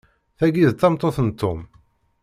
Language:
Kabyle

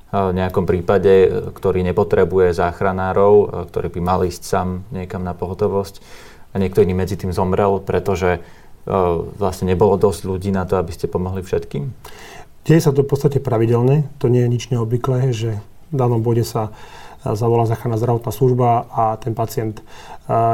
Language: Slovak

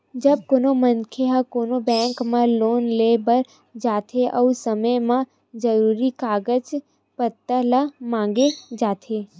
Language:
Chhattisgarhi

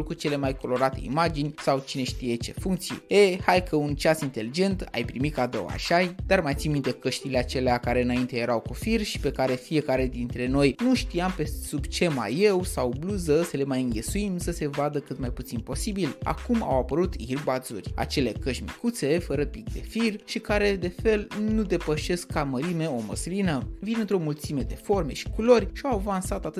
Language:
Romanian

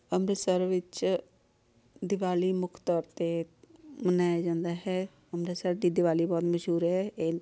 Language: Punjabi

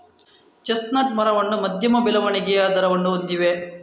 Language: Kannada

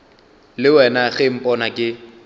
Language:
Northern Sotho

